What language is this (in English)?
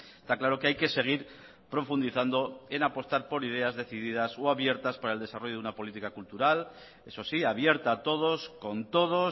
Spanish